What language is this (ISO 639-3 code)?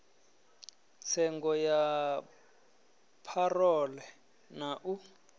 ven